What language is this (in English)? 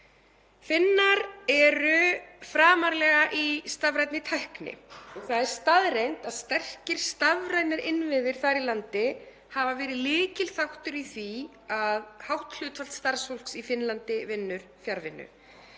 Icelandic